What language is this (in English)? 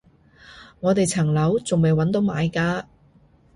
Cantonese